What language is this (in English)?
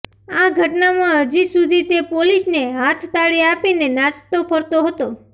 Gujarati